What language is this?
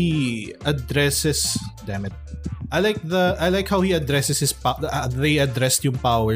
Filipino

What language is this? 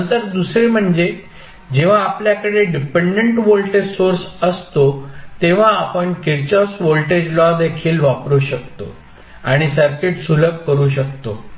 Marathi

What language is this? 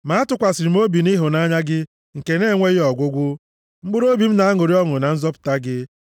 Igbo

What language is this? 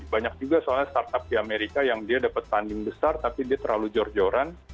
Indonesian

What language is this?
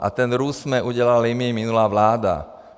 Czech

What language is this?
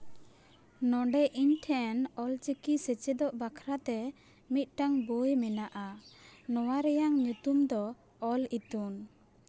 Santali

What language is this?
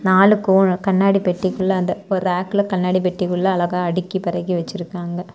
Tamil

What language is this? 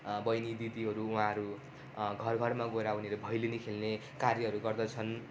Nepali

